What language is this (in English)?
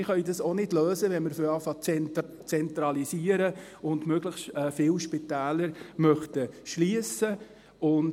Swiss German